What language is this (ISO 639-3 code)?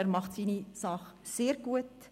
gsw